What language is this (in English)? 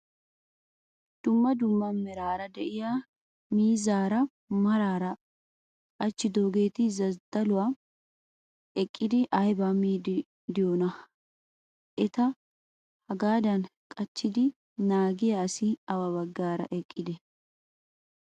Wolaytta